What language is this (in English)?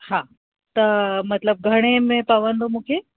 Sindhi